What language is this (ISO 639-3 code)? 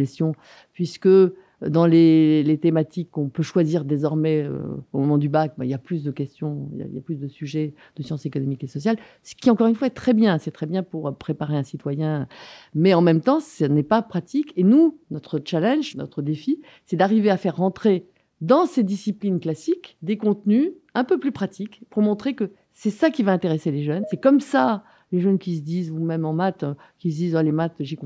fra